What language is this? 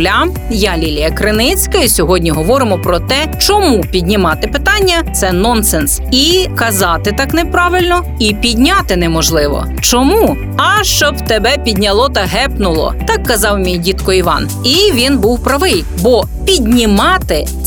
Ukrainian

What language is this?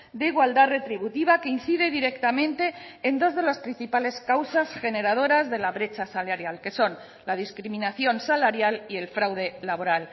Spanish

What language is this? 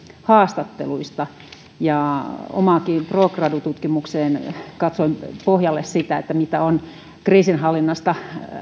Finnish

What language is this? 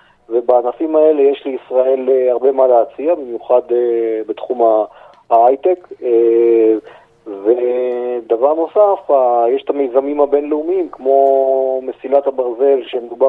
Hebrew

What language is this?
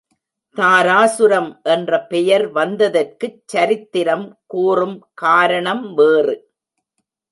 Tamil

